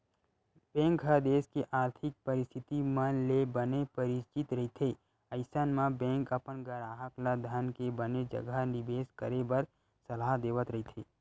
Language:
Chhattisgarhi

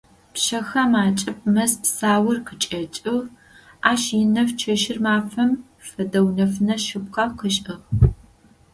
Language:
Adyghe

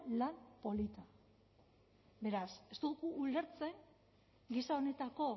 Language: Basque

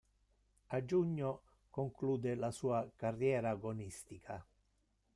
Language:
Italian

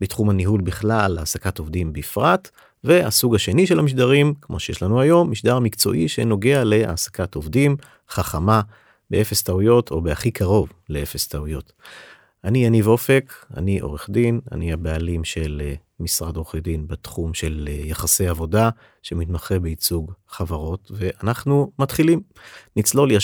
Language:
Hebrew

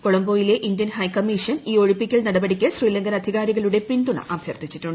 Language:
Malayalam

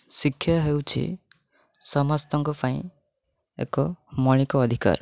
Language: Odia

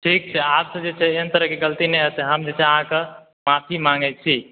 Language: Maithili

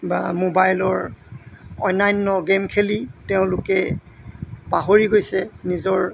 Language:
Assamese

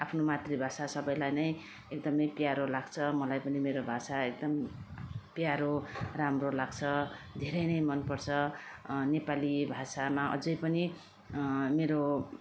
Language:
Nepali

